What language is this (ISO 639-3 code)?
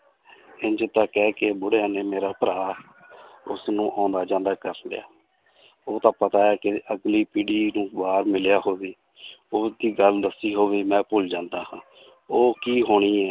pan